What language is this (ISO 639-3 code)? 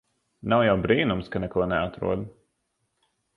lav